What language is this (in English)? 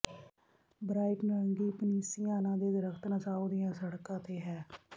Punjabi